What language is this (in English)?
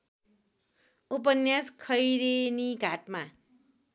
Nepali